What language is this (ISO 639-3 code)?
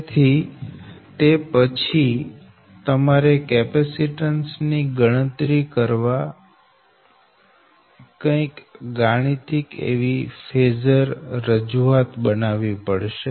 guj